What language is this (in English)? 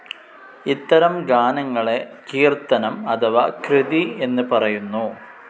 Malayalam